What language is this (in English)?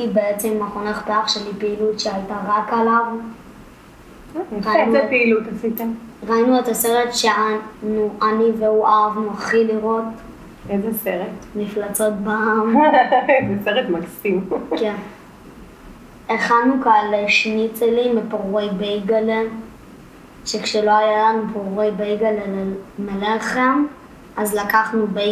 Hebrew